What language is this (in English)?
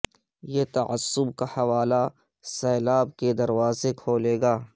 Urdu